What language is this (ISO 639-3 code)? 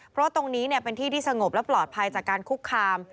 tha